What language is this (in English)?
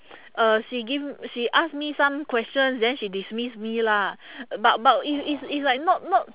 English